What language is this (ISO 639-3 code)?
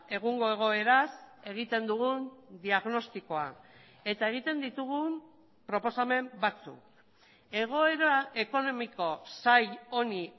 eus